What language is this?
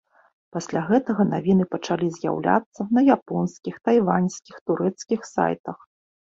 Belarusian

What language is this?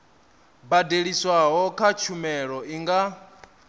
Venda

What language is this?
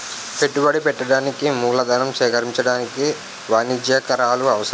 Telugu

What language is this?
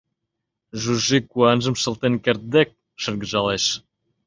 Mari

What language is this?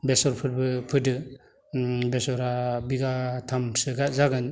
Bodo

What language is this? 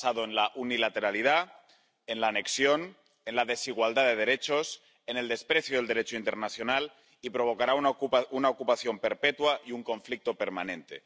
Spanish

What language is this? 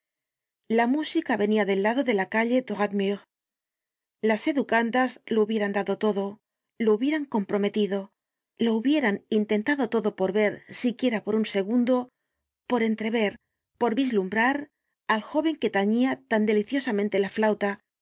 Spanish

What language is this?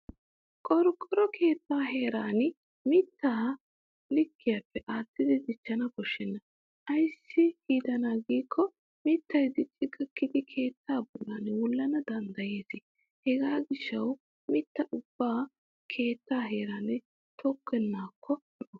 Wolaytta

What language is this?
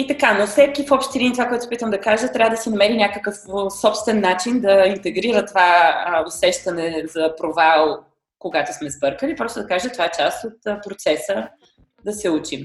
Bulgarian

